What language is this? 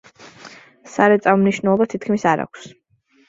Georgian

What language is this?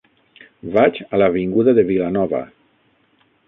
Catalan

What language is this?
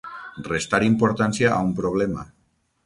Catalan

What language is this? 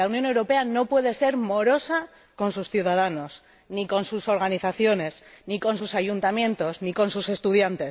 Spanish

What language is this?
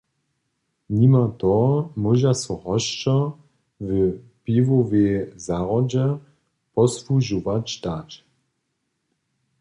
Upper Sorbian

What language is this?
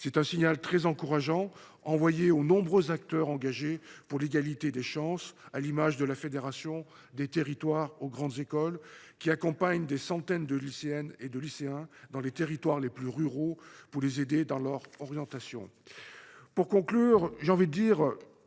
French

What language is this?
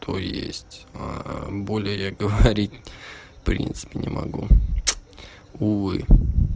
Russian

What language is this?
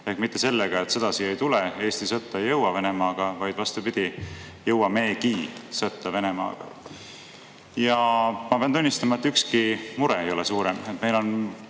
Estonian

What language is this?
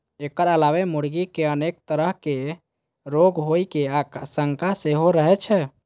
Maithili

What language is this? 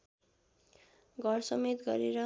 Nepali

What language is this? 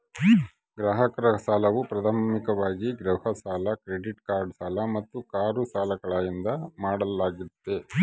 Kannada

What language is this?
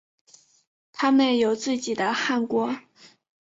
Chinese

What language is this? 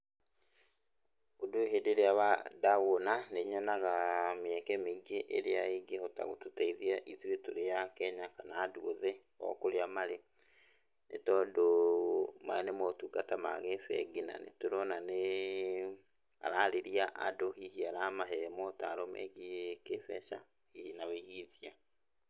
Kikuyu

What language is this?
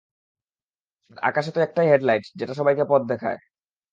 Bangla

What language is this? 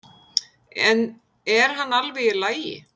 Icelandic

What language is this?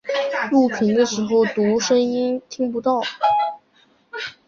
Chinese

